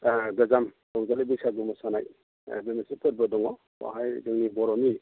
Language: Bodo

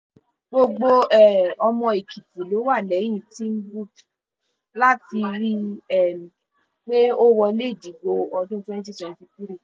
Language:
Yoruba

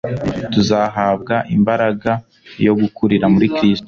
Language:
Kinyarwanda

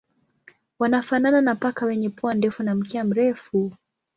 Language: Swahili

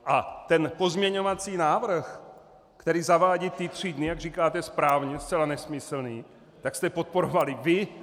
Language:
Czech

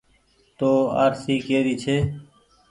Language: Goaria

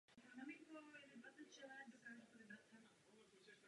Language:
Czech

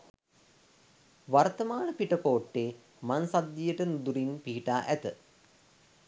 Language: Sinhala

